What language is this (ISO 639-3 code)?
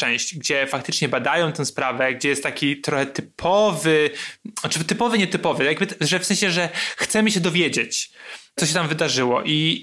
pol